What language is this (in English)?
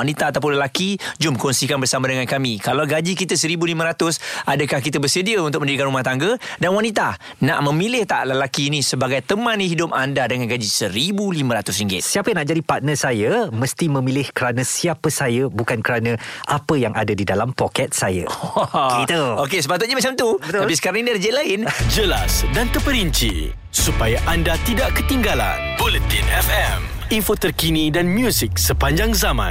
Malay